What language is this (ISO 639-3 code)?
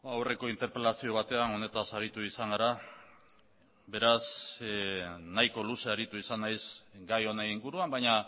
eus